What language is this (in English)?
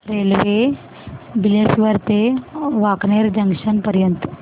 Marathi